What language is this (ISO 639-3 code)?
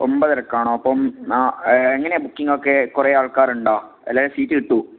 mal